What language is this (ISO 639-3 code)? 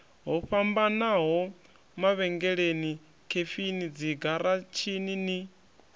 ven